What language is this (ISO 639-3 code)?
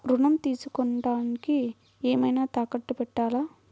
tel